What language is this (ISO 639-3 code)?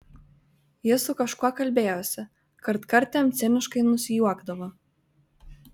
lit